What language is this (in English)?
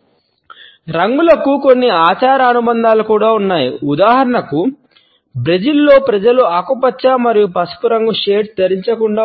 Telugu